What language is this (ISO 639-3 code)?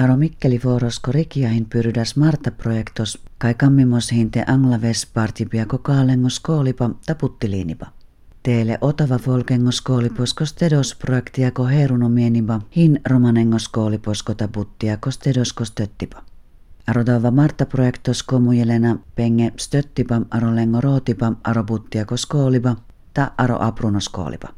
fin